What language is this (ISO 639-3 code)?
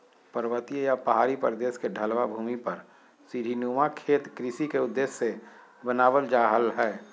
mag